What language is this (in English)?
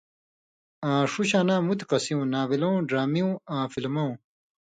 Indus Kohistani